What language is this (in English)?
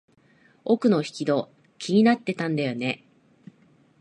Japanese